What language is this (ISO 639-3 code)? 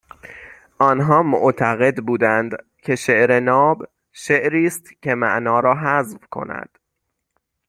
fas